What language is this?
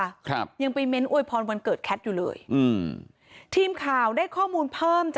Thai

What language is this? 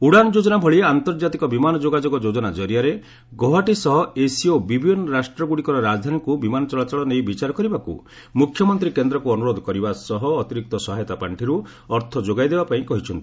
Odia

